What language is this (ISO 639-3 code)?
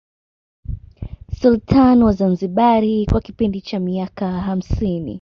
swa